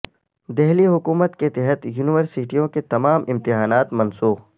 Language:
Urdu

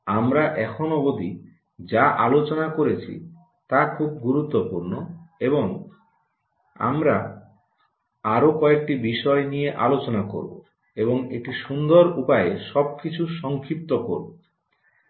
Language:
Bangla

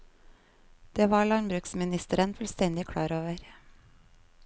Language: Norwegian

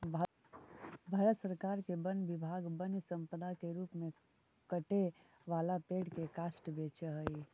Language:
Magahi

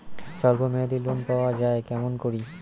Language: Bangla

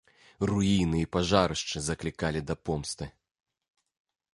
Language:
Belarusian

